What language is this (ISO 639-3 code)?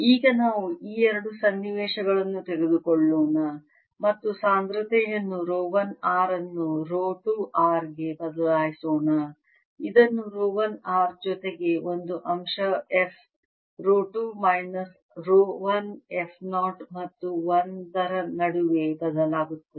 kan